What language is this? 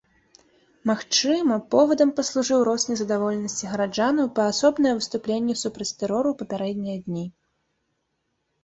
Belarusian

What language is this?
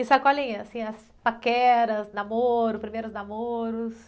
Portuguese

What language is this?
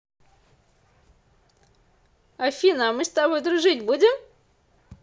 Russian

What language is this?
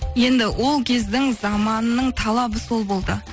Kazakh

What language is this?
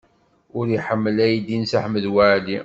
Kabyle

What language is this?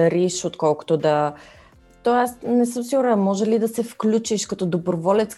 Bulgarian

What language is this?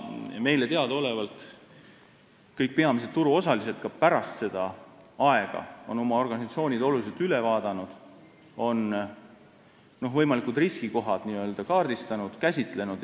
Estonian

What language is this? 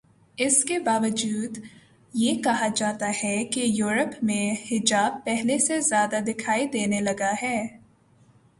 Urdu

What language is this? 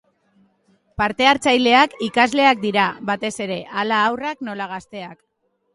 Basque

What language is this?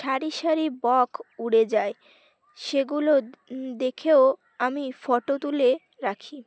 Bangla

